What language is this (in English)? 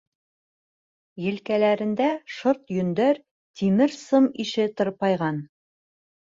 Bashkir